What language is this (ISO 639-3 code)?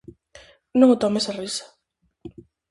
glg